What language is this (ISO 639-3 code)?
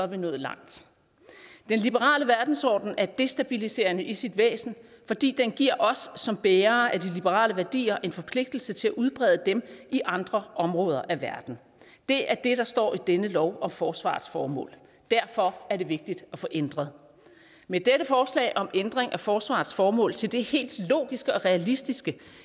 dan